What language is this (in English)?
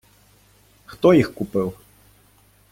Ukrainian